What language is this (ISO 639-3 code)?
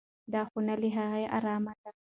pus